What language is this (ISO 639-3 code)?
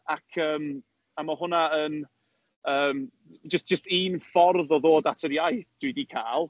cym